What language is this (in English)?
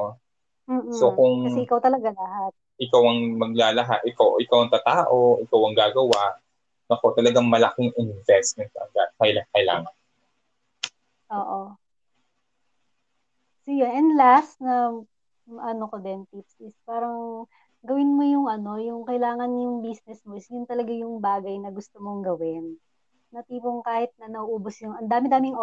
Filipino